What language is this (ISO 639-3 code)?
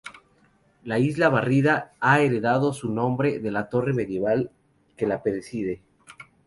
spa